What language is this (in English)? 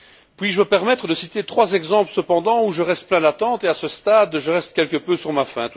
French